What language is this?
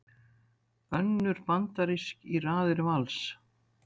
Icelandic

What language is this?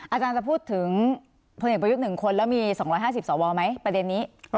Thai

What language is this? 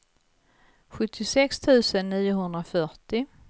Swedish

